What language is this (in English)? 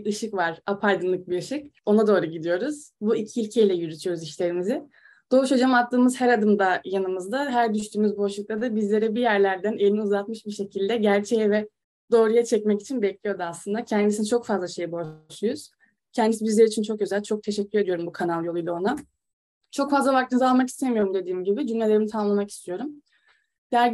Turkish